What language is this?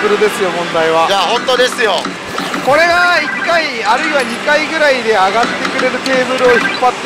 Japanese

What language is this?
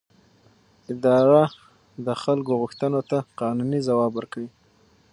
Pashto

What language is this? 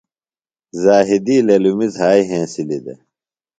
Phalura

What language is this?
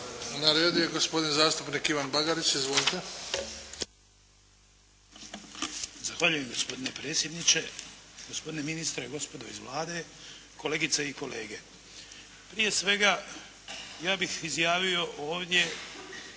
Croatian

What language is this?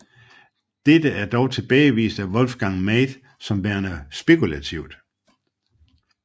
Danish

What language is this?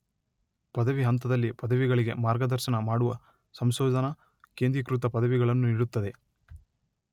Kannada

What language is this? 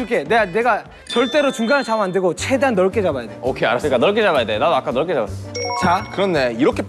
Korean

